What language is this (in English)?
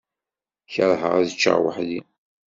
Kabyle